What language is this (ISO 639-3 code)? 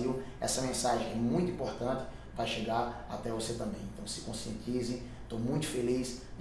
por